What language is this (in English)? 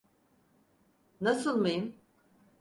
Turkish